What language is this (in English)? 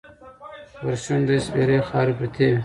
Pashto